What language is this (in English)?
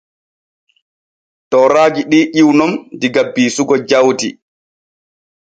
Borgu Fulfulde